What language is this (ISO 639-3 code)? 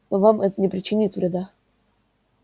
rus